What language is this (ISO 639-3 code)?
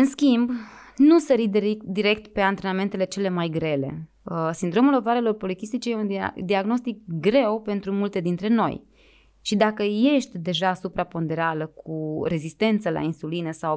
ron